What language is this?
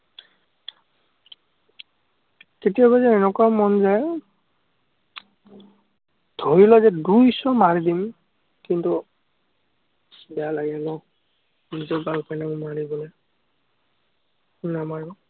Assamese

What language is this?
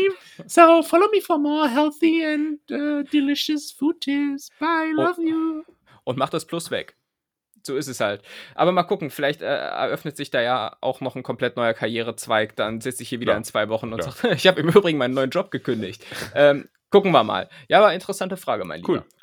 German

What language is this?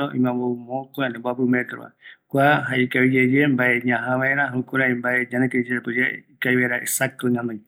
Eastern Bolivian Guaraní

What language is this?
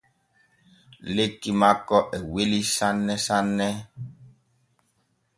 Borgu Fulfulde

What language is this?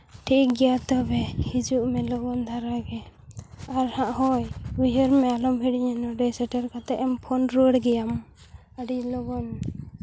Santali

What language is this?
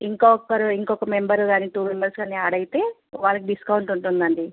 Telugu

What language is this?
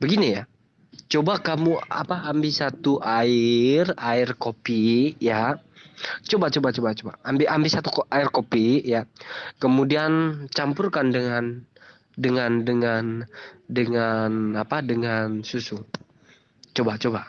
Indonesian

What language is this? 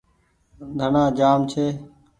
Goaria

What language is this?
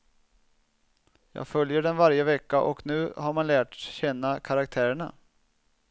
Swedish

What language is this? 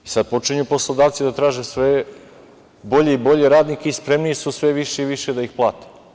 Serbian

